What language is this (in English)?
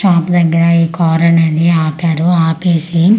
Telugu